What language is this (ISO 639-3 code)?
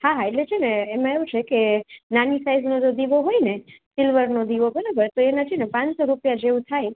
guj